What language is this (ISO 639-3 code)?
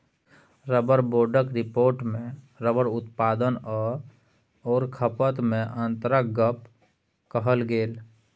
mai